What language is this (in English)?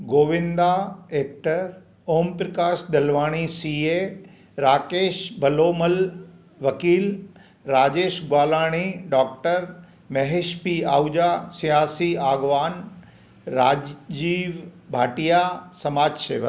Sindhi